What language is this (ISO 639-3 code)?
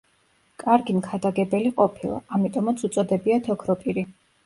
kat